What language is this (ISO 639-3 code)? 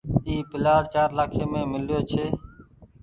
gig